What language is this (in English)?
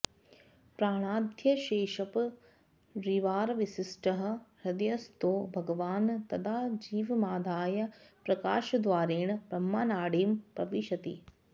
Sanskrit